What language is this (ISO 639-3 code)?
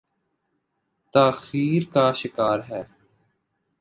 urd